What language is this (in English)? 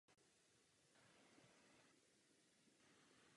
Czech